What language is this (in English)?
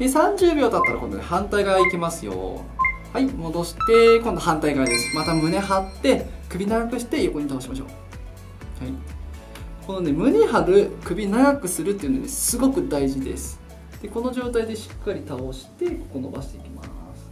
Japanese